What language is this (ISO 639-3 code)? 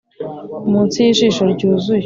kin